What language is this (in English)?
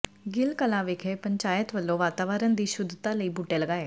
Punjabi